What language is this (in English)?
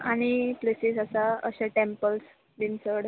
Konkani